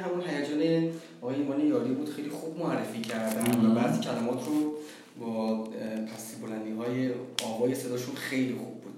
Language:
Persian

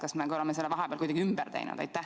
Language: Estonian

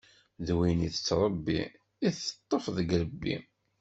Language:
Kabyle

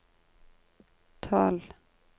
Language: Norwegian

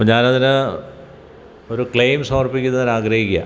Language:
Malayalam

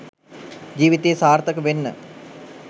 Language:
Sinhala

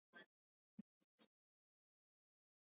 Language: Swahili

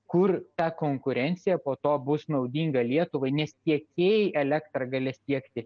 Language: Lithuanian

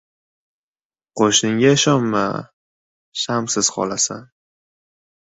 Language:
Uzbek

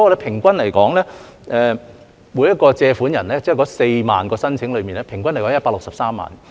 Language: Cantonese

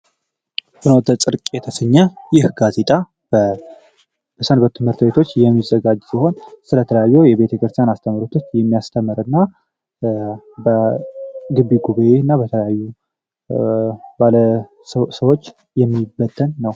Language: Amharic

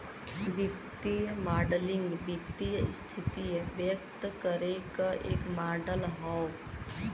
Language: Bhojpuri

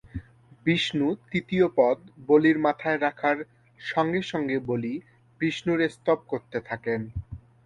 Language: Bangla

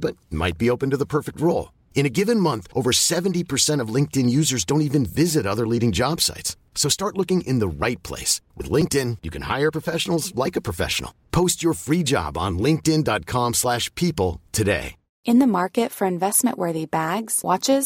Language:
Swedish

